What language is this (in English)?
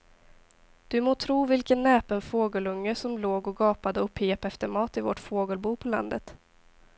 Swedish